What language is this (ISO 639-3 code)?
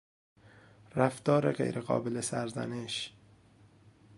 fas